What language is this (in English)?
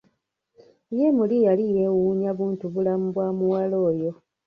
Ganda